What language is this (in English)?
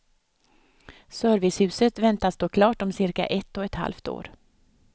Swedish